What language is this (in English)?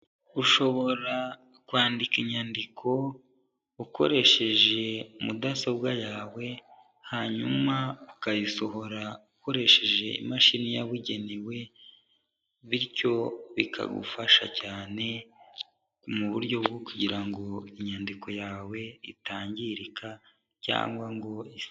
Kinyarwanda